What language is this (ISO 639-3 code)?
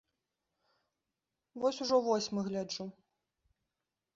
bel